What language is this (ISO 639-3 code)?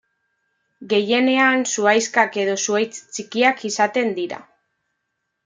eus